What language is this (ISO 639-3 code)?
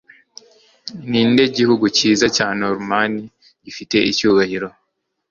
kin